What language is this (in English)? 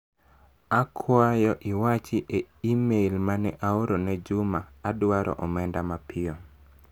Luo (Kenya and Tanzania)